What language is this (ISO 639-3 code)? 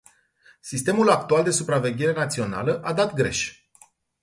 ron